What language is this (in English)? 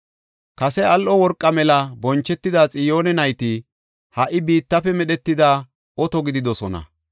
Gofa